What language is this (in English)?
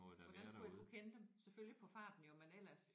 Danish